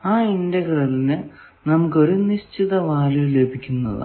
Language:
Malayalam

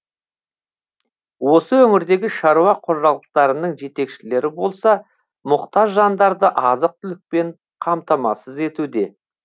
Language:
Kazakh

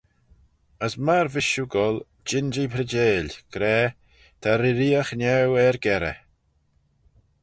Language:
Manx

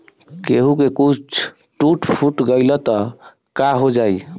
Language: Bhojpuri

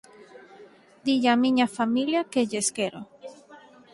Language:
Galician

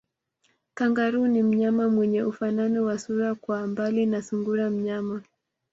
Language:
Swahili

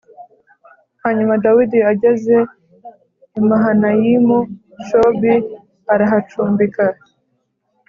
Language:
Kinyarwanda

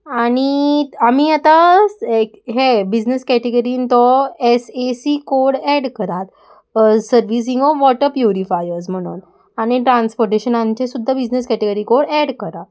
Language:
Konkani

